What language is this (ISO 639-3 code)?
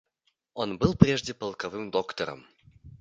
rus